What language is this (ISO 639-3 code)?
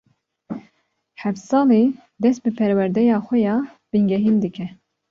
kur